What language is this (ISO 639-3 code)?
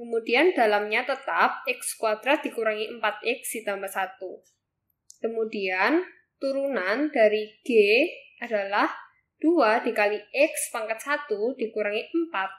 ind